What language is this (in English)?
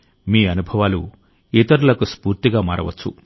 Telugu